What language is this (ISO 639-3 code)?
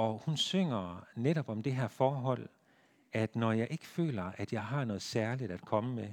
dan